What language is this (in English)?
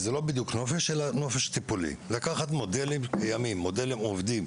Hebrew